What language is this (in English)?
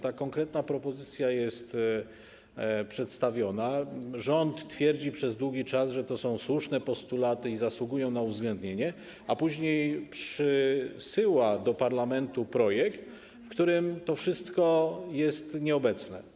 Polish